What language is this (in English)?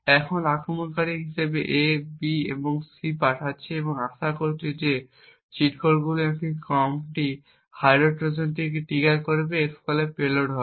Bangla